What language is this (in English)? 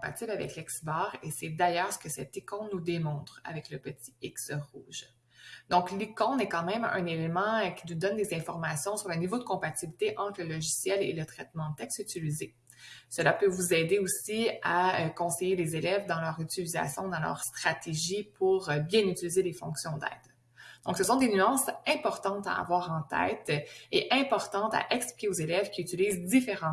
French